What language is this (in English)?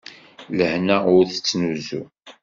Kabyle